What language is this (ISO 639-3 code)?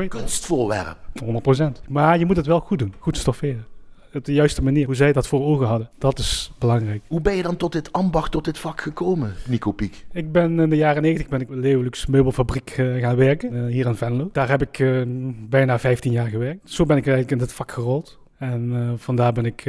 nld